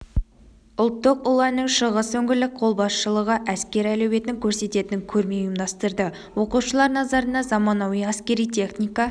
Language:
Kazakh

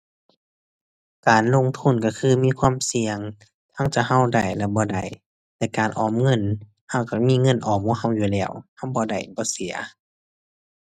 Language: Thai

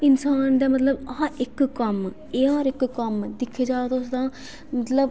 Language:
Dogri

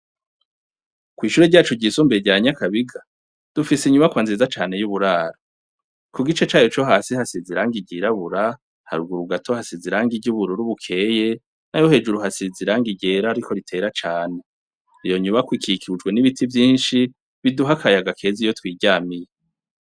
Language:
Rundi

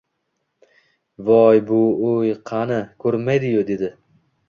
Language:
Uzbek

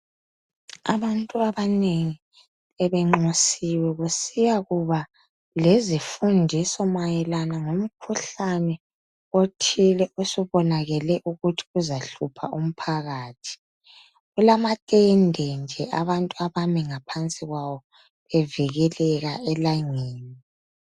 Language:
North Ndebele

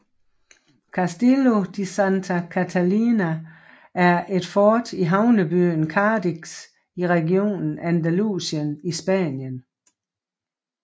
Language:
Danish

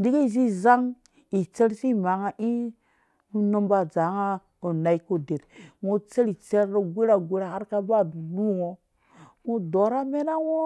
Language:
Dũya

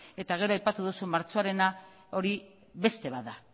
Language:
Basque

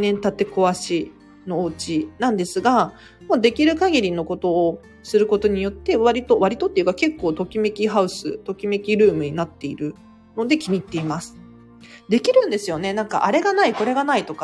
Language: Japanese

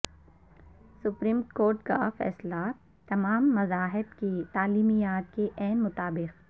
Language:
Urdu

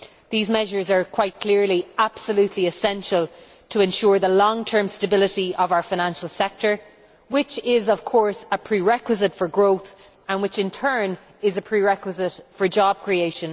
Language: English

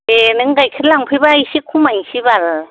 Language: Bodo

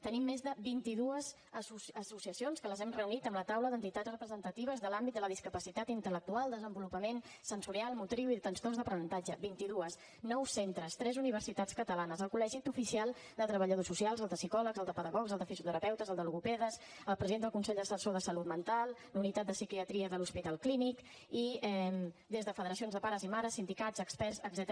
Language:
Catalan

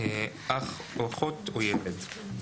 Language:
Hebrew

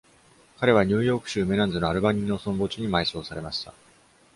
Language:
Japanese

